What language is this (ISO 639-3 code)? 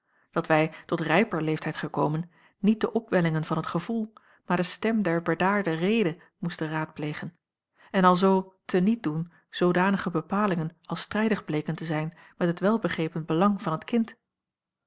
nld